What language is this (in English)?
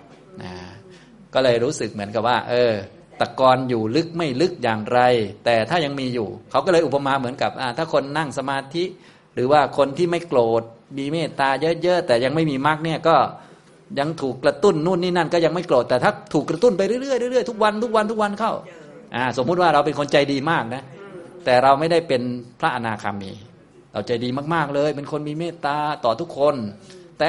Thai